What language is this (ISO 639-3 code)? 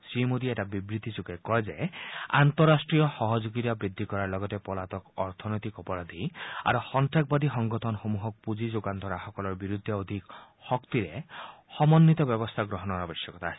asm